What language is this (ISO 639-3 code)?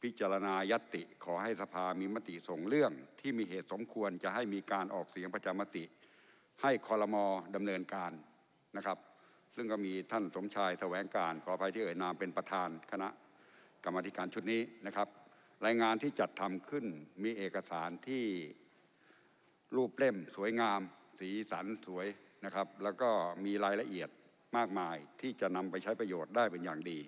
tha